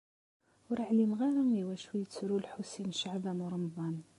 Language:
Kabyle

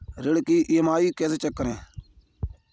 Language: Hindi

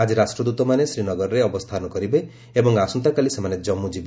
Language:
Odia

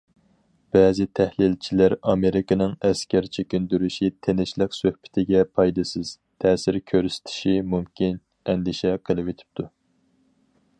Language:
Uyghur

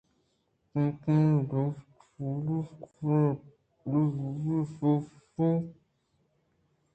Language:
Eastern Balochi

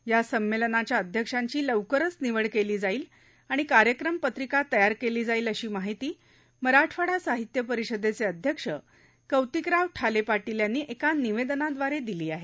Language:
Marathi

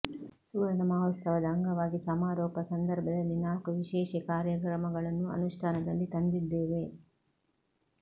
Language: Kannada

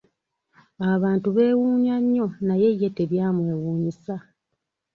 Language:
Ganda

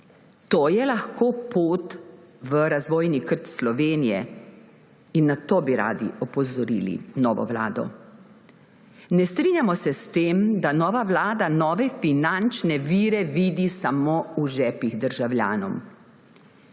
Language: Slovenian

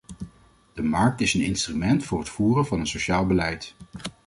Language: Dutch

